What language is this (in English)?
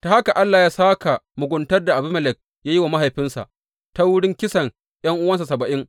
Hausa